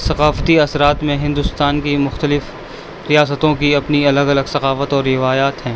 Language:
Urdu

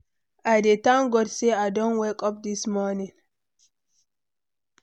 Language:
Nigerian Pidgin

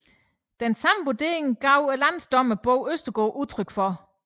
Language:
Danish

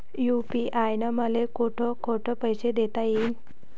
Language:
Marathi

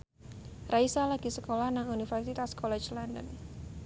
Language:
Javanese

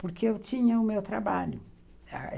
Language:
Portuguese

